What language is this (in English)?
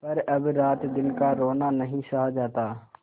Hindi